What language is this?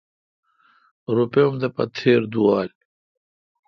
Kalkoti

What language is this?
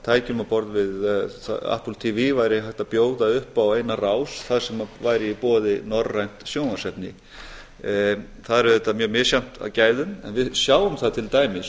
Icelandic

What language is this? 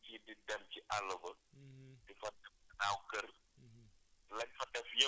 Wolof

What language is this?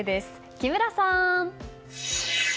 Japanese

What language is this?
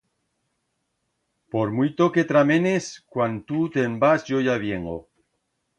Aragonese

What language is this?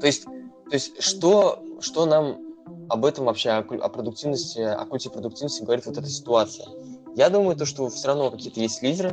Russian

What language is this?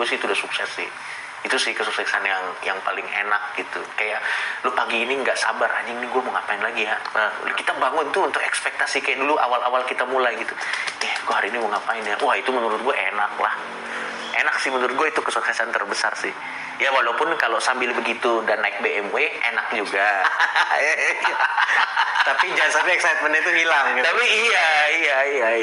Indonesian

